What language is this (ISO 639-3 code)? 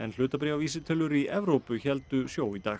isl